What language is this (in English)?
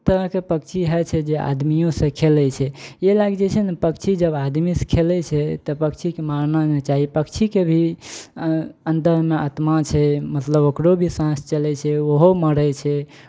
Maithili